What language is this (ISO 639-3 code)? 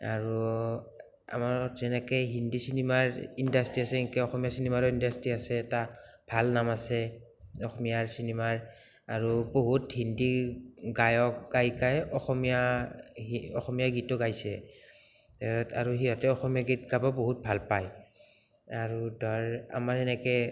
asm